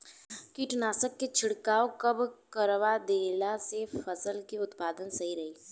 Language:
Bhojpuri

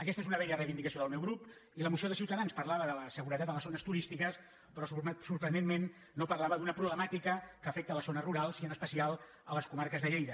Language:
Catalan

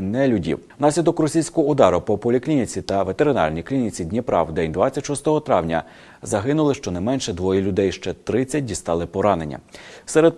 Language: Ukrainian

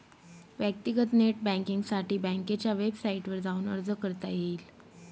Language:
Marathi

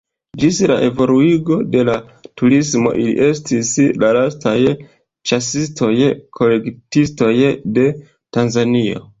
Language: Esperanto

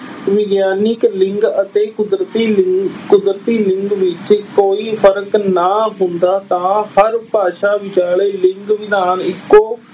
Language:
Punjabi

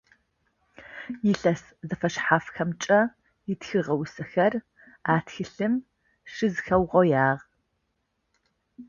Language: Adyghe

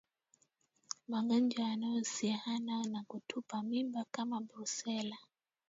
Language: Swahili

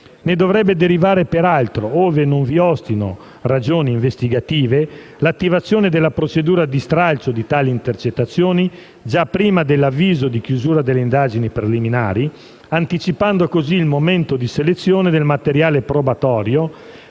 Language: Italian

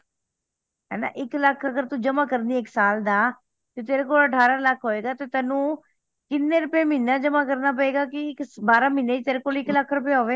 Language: Punjabi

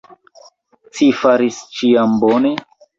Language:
Esperanto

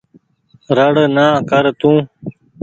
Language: Goaria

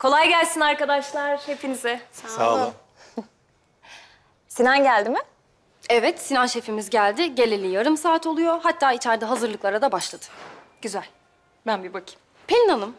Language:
Turkish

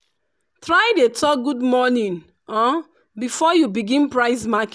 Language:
Nigerian Pidgin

